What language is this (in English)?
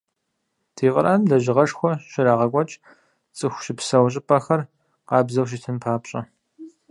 Kabardian